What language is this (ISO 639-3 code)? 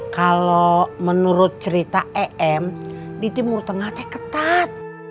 ind